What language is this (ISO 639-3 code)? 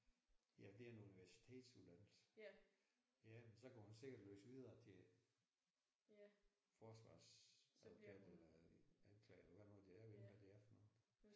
dan